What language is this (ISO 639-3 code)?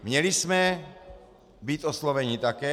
ces